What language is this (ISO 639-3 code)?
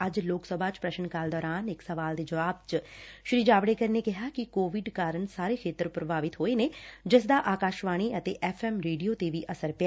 pan